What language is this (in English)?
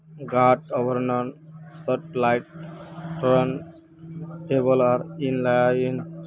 Magahi